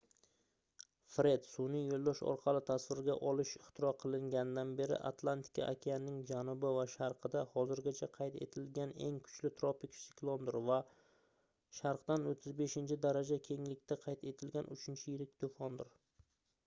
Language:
Uzbek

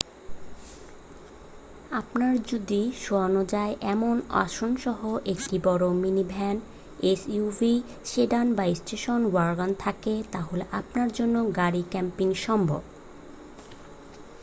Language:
Bangla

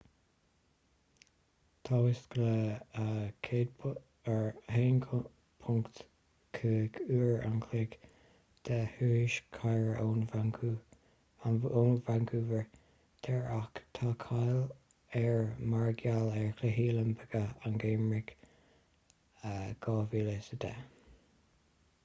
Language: Irish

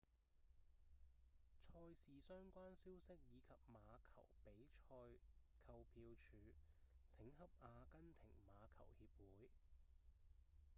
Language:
Cantonese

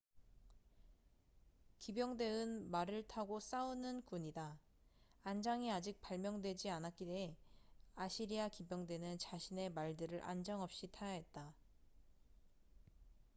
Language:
Korean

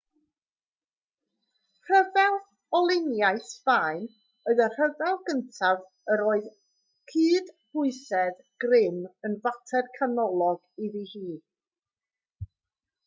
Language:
Welsh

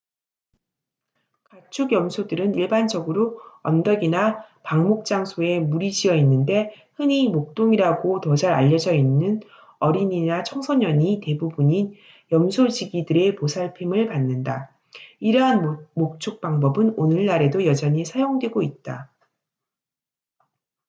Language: Korean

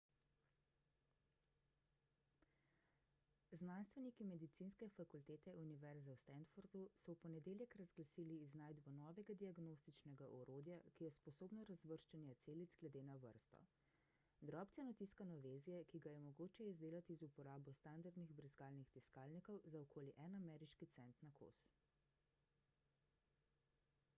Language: Slovenian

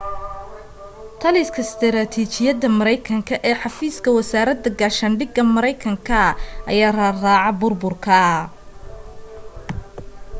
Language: Somali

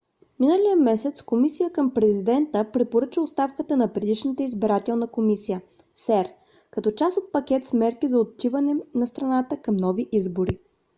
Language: Bulgarian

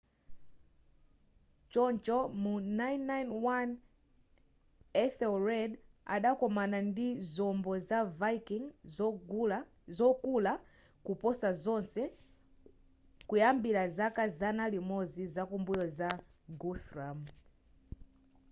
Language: Nyanja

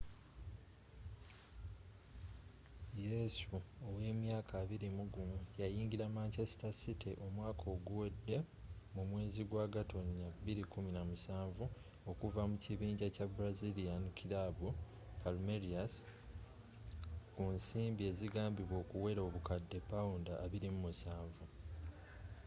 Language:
Ganda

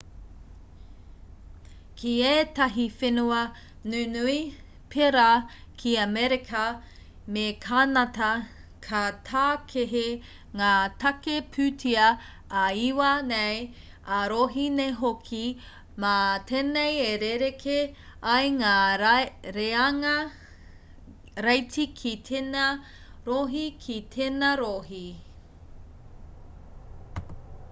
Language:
Māori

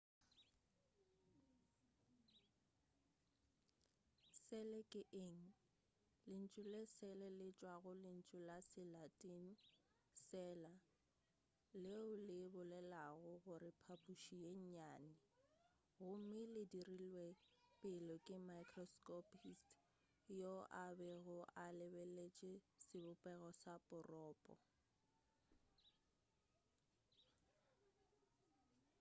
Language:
Northern Sotho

